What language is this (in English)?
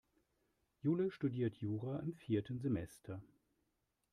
German